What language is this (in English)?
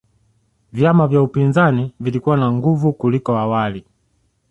Swahili